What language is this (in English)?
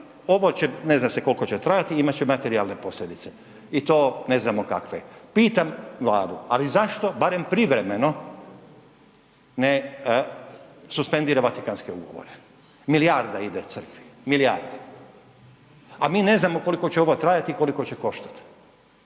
Croatian